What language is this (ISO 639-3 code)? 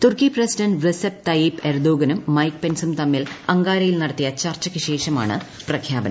mal